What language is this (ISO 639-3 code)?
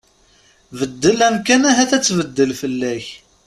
kab